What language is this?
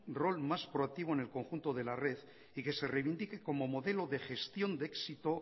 Spanish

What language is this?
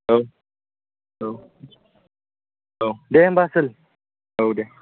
Bodo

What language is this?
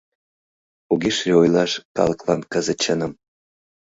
Mari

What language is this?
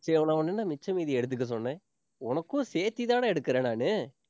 Tamil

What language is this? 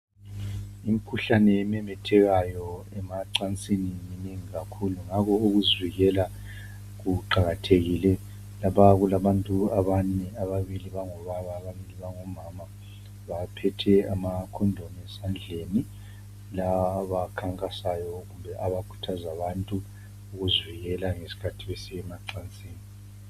North Ndebele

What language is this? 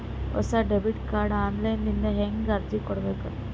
Kannada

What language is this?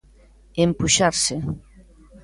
Galician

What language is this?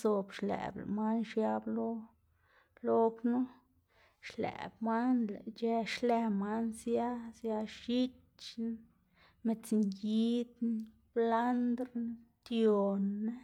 Xanaguía Zapotec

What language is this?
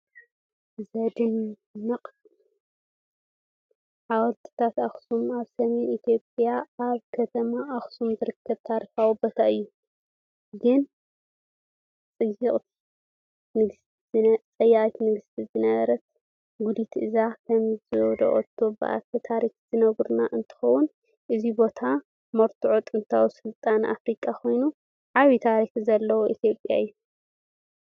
Tigrinya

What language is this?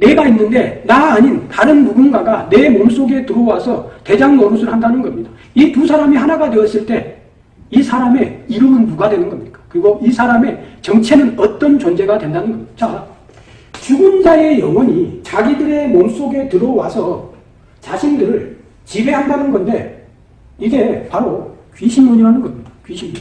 Korean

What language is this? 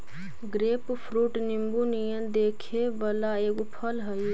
Magahi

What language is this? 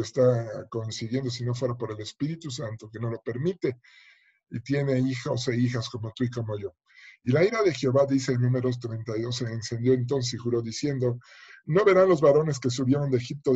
Spanish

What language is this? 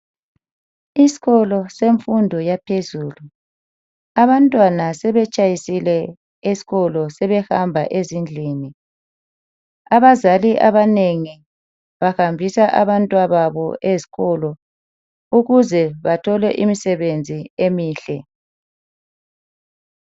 North Ndebele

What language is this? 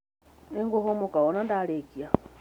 Kikuyu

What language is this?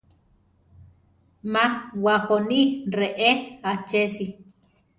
Central Tarahumara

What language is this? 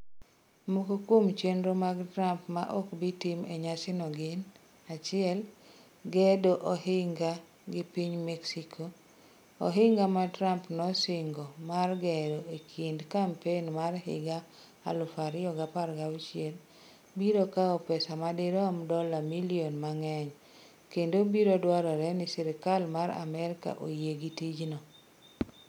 Luo (Kenya and Tanzania)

